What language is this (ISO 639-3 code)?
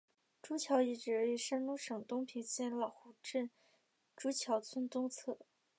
zho